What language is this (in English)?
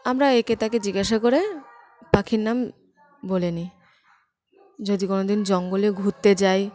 Bangla